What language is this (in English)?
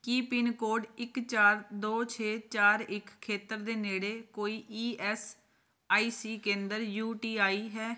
Punjabi